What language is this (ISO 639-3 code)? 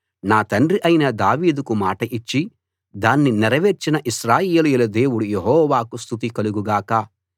tel